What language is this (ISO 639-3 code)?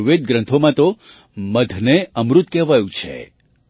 guj